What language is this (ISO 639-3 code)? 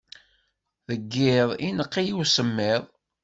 kab